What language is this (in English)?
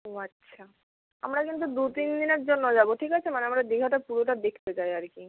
Bangla